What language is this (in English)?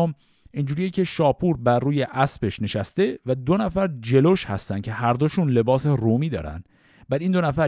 Persian